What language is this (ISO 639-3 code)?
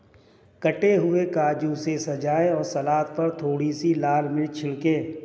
hin